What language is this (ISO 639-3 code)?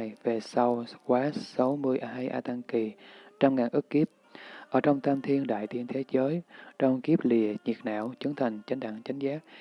vie